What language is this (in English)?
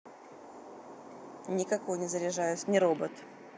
Russian